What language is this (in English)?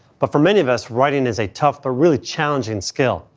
English